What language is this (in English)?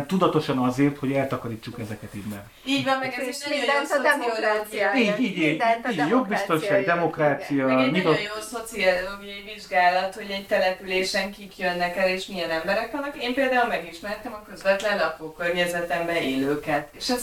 Hungarian